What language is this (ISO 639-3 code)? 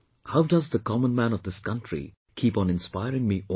eng